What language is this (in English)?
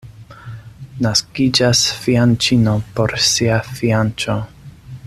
Esperanto